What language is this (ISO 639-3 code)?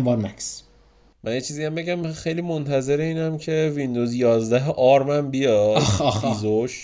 fas